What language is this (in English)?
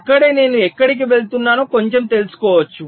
Telugu